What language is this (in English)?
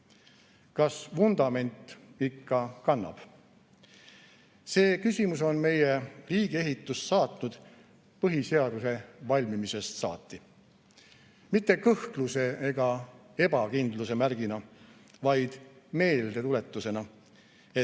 Estonian